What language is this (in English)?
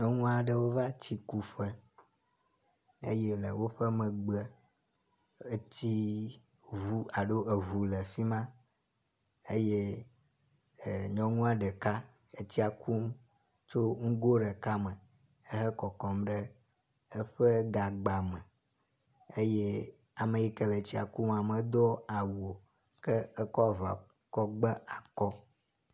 Ewe